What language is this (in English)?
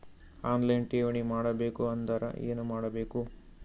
Kannada